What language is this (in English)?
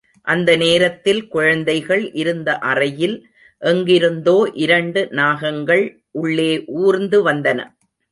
Tamil